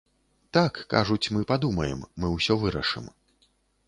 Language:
Belarusian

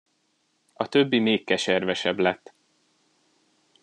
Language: Hungarian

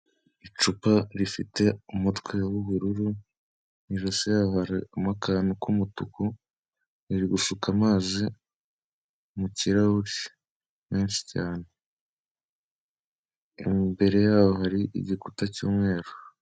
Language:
Kinyarwanda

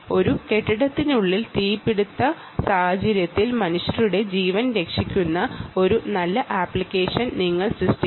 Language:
Malayalam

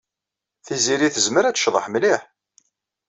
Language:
Kabyle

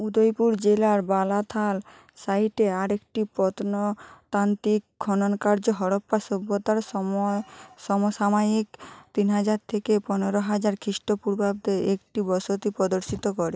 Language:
Bangla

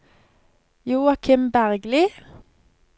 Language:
Norwegian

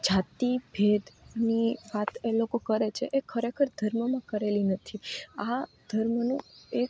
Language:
Gujarati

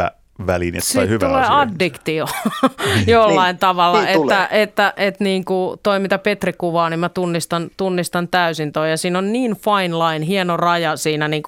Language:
Finnish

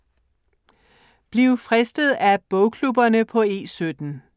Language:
Danish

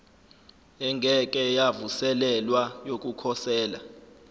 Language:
Zulu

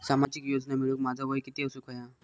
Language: Marathi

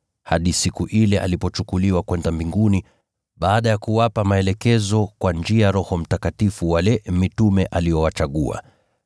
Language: Swahili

